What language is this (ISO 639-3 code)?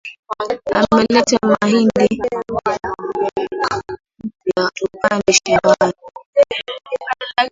swa